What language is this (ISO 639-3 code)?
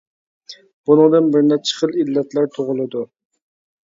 uig